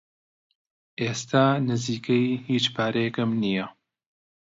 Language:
Central Kurdish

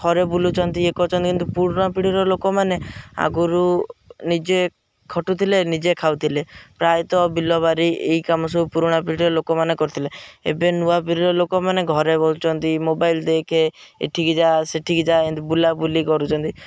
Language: Odia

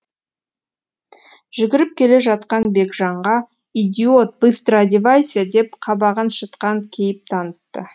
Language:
Kazakh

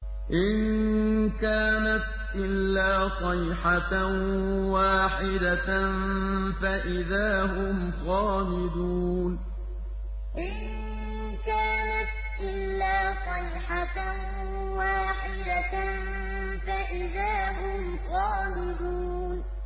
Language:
Arabic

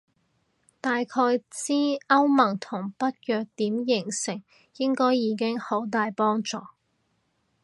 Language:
Cantonese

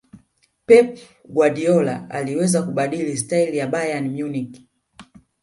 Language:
Swahili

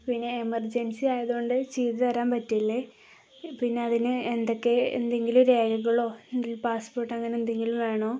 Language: Malayalam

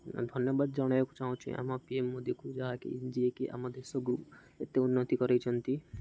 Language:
Odia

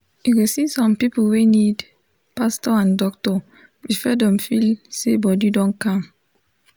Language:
Nigerian Pidgin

